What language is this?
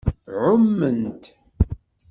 Kabyle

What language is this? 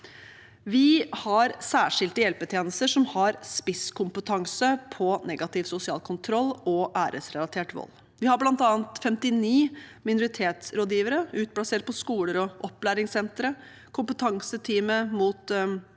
Norwegian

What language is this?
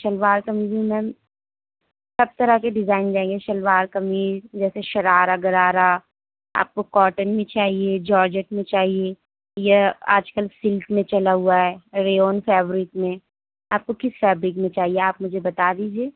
Urdu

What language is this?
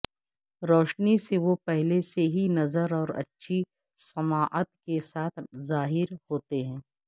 Urdu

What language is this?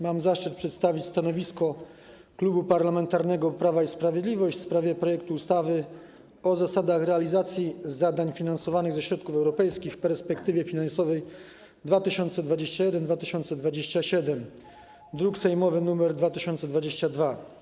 Polish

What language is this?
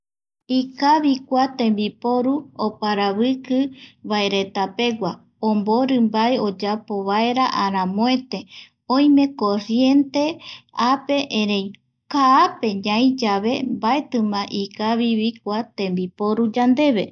Eastern Bolivian Guaraní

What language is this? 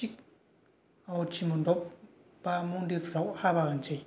Bodo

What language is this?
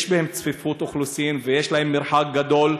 Hebrew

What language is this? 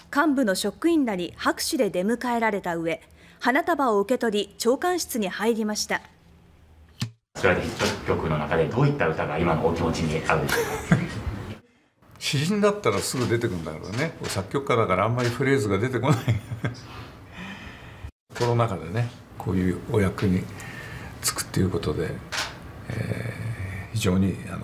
Japanese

